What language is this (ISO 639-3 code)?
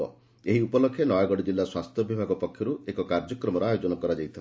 ori